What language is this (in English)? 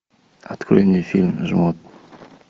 Russian